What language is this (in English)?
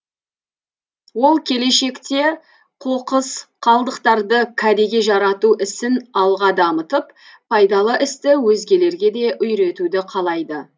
Kazakh